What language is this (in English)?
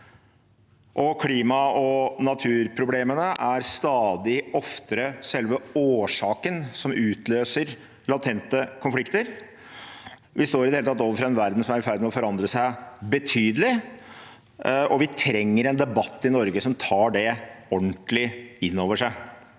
Norwegian